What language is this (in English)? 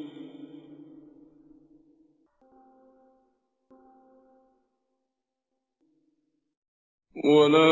Arabic